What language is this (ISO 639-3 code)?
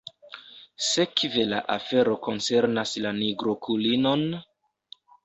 epo